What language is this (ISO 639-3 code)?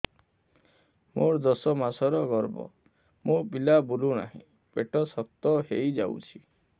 ori